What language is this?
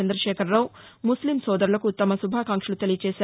Telugu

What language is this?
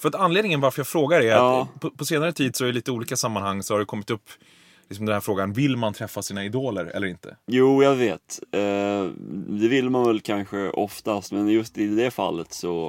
Swedish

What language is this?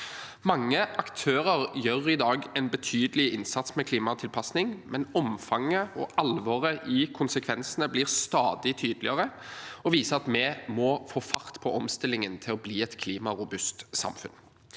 Norwegian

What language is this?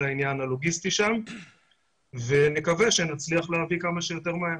Hebrew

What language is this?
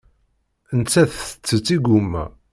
Kabyle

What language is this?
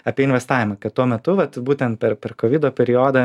Lithuanian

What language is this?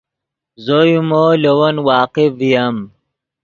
Yidgha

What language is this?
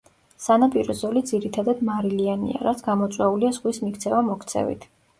Georgian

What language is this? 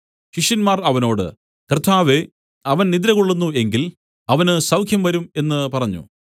Malayalam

